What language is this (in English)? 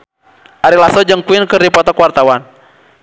Sundanese